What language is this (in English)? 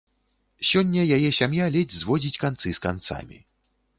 Belarusian